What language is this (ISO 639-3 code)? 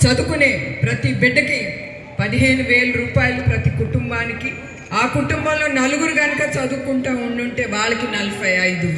tel